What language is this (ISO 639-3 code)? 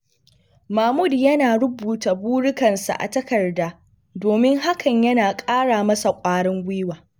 hau